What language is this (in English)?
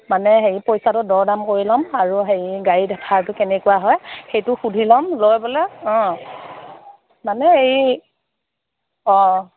Assamese